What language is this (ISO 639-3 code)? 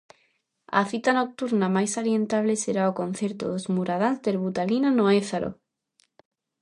glg